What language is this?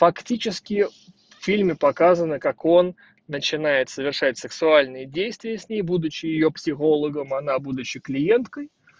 Russian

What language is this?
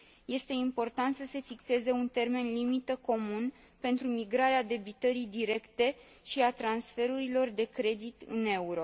Romanian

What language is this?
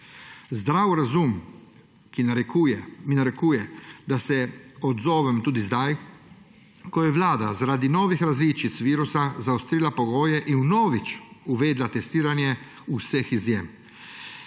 Slovenian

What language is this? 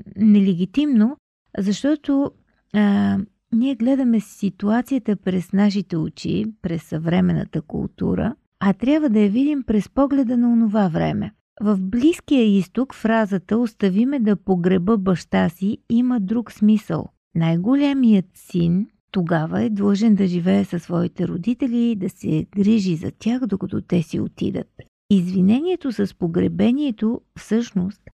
Bulgarian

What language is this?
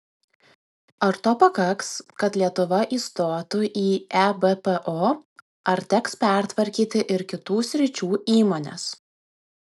Lithuanian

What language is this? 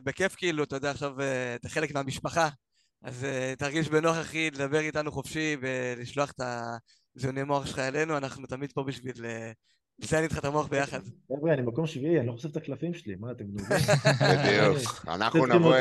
Hebrew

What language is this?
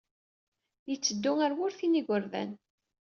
Kabyle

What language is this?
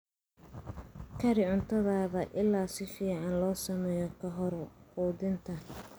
Somali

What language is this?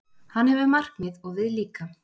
Icelandic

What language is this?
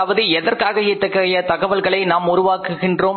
Tamil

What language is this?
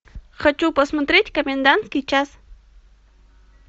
Russian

